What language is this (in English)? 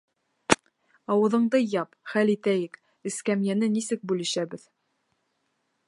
Bashkir